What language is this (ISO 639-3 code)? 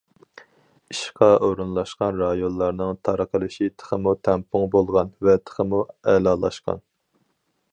uig